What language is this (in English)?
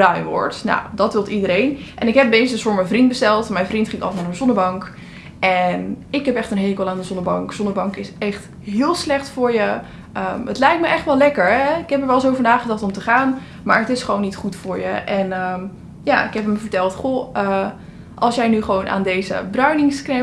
Dutch